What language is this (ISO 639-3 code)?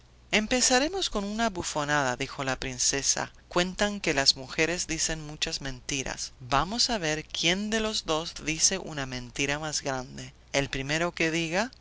spa